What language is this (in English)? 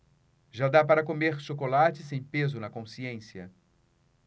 Portuguese